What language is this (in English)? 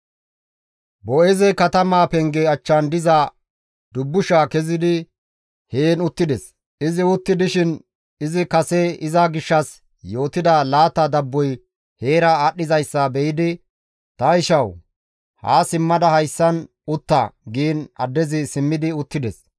Gamo